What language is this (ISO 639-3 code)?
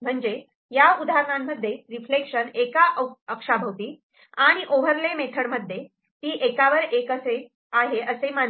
mar